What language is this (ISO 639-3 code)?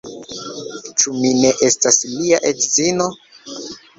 epo